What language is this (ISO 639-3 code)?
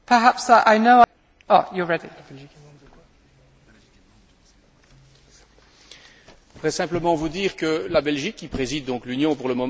fra